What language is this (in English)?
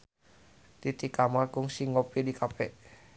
Sundanese